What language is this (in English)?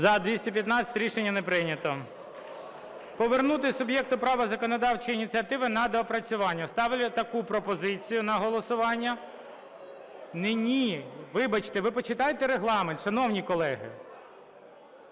Ukrainian